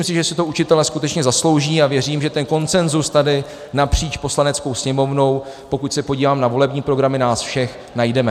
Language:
Czech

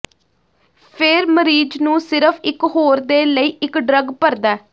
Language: Punjabi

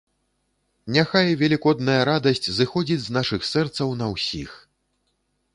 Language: Belarusian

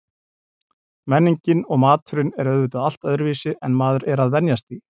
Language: Icelandic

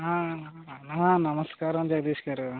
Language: Telugu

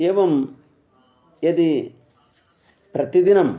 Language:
Sanskrit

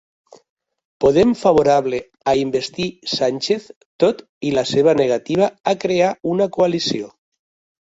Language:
Catalan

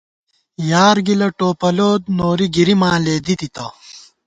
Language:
Gawar-Bati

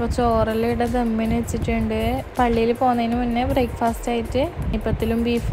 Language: English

